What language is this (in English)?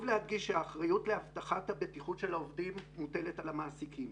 Hebrew